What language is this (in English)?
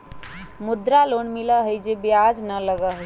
Magahi